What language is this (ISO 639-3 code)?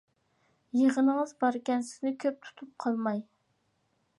uig